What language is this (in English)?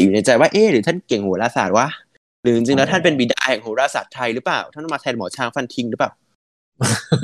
Thai